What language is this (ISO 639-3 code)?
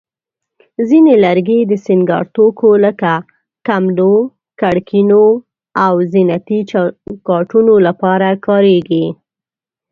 pus